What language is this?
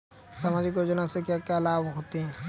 Hindi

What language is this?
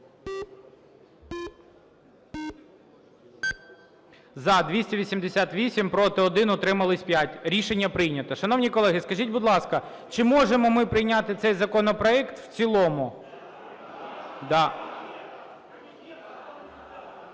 Ukrainian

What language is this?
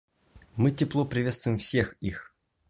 Russian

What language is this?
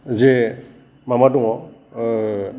Bodo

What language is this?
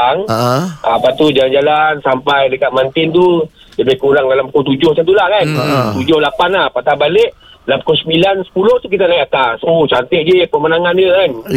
Malay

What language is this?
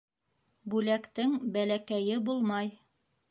Bashkir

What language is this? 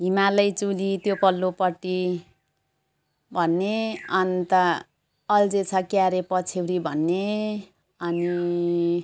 Nepali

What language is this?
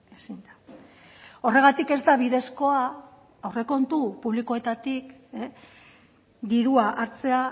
Basque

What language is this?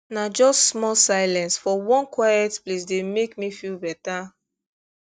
Nigerian Pidgin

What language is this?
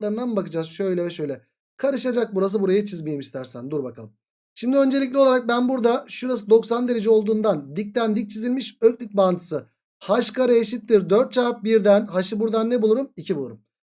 Turkish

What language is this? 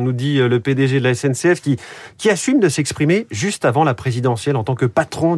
French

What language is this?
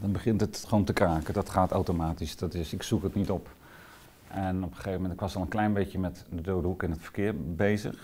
Dutch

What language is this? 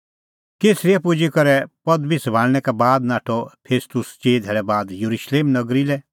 Kullu Pahari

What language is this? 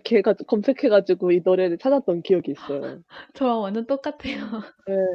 Korean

